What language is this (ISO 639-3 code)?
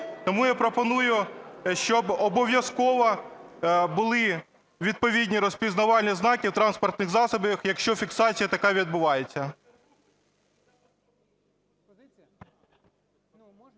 ukr